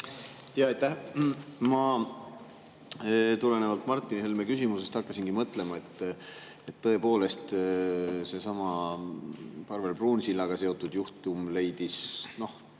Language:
Estonian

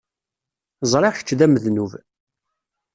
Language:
Kabyle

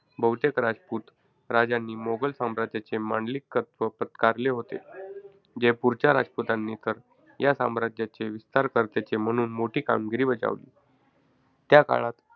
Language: Marathi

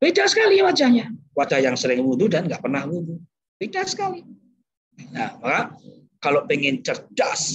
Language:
Indonesian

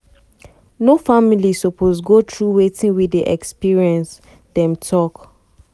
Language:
Nigerian Pidgin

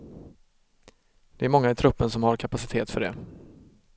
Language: Swedish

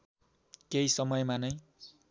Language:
Nepali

